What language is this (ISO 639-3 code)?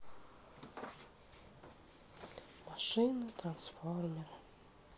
rus